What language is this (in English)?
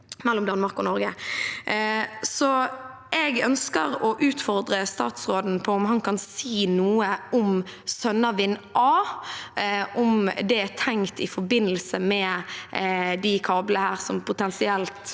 Norwegian